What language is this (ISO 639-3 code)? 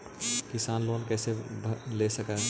mag